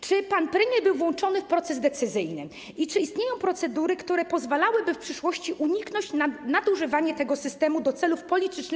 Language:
Polish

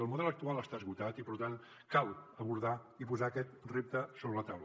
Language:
Catalan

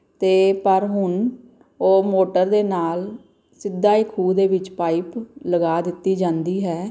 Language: Punjabi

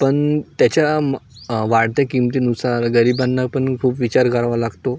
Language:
Marathi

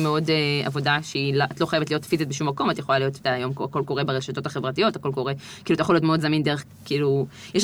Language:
Hebrew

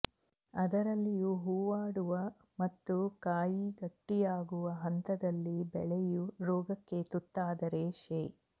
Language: Kannada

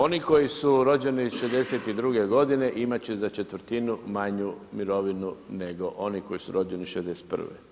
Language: Croatian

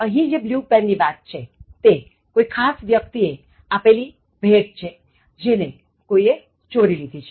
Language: Gujarati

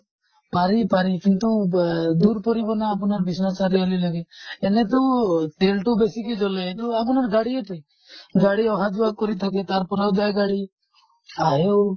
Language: Assamese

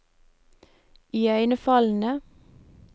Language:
Norwegian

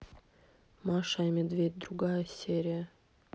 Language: Russian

